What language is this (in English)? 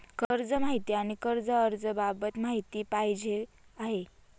Marathi